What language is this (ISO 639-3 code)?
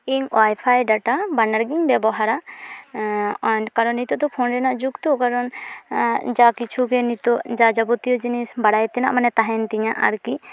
sat